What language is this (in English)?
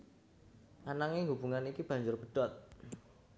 Javanese